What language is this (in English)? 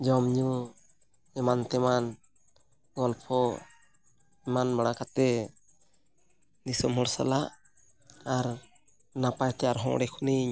Santali